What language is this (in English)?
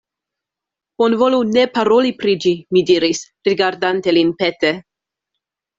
Esperanto